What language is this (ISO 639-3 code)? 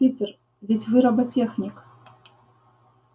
rus